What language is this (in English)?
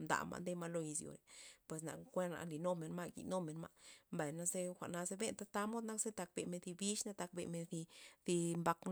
Loxicha Zapotec